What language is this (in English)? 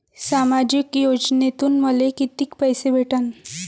Marathi